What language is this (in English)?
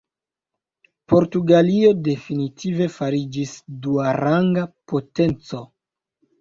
Esperanto